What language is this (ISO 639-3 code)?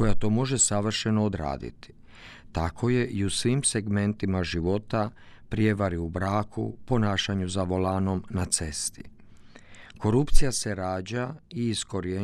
hrv